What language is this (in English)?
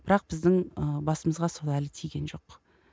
Kazakh